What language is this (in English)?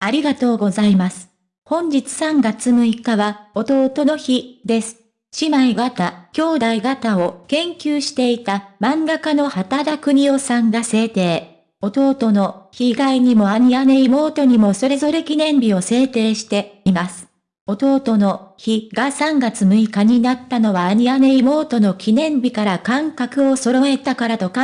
Japanese